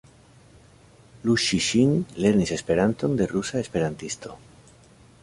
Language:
Esperanto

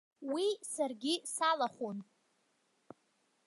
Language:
Abkhazian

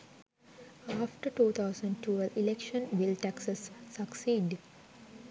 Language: Sinhala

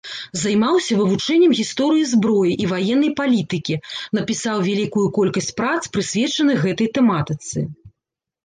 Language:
Belarusian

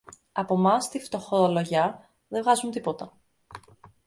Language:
Greek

